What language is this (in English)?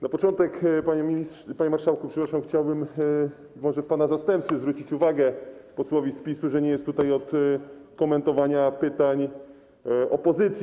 Polish